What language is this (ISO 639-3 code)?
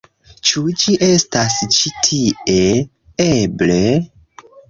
epo